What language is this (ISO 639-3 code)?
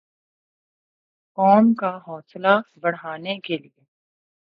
urd